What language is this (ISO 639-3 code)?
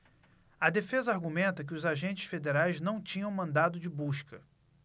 por